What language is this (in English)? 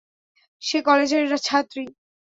Bangla